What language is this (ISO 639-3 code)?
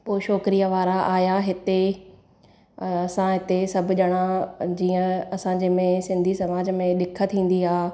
snd